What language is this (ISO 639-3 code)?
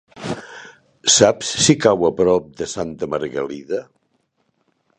cat